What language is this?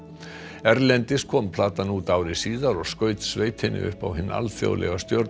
Icelandic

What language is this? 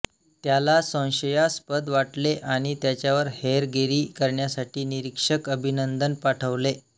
Marathi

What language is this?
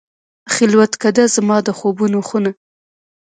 Pashto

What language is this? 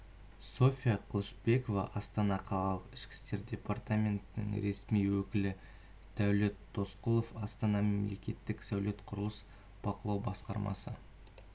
Kazakh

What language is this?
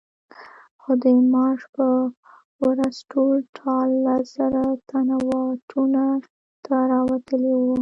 Pashto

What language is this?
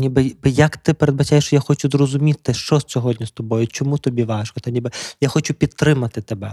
Ukrainian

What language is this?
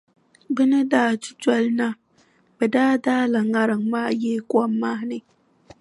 Dagbani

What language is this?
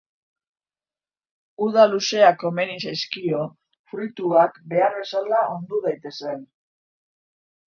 Basque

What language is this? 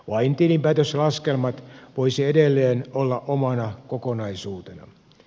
Finnish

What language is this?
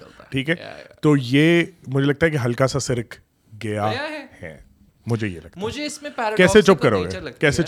Urdu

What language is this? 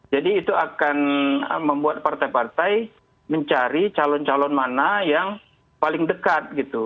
Indonesian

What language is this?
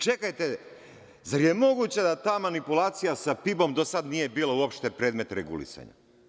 Serbian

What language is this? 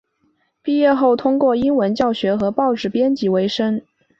Chinese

